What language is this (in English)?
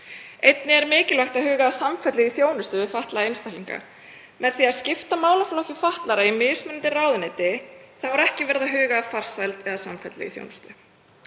Icelandic